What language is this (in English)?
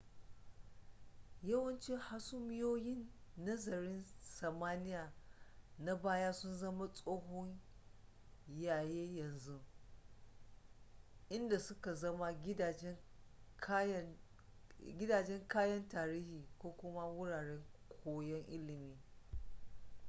Hausa